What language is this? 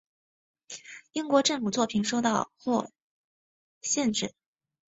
Chinese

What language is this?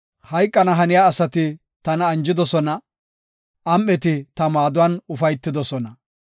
Gofa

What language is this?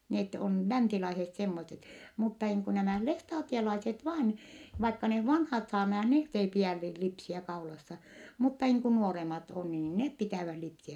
Finnish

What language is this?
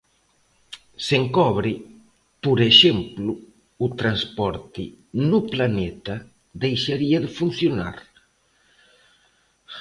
Galician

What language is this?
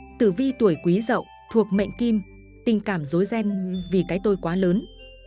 Vietnamese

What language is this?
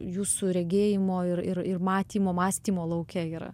Lithuanian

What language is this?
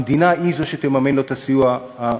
Hebrew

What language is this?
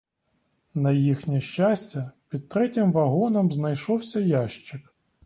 Ukrainian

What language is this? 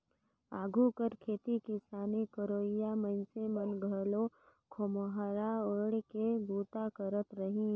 Chhattisgarhi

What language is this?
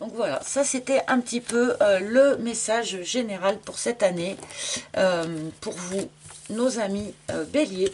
French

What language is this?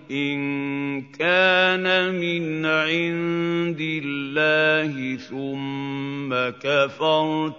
Arabic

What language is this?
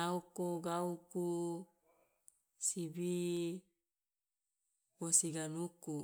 Loloda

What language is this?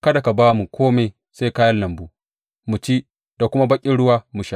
Hausa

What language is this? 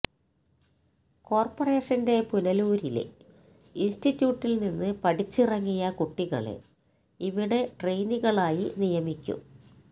Malayalam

